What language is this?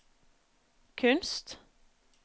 Norwegian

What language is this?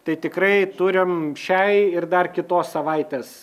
Lithuanian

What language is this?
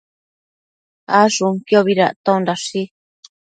Matsés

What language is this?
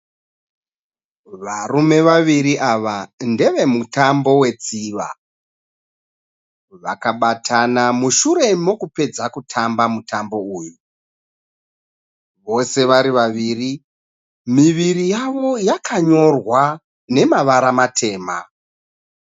Shona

